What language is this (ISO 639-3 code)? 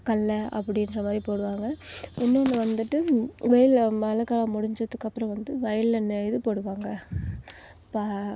tam